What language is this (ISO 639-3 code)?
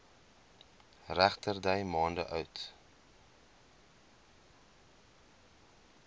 afr